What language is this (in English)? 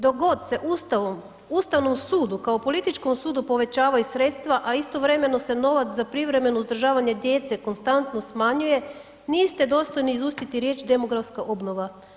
Croatian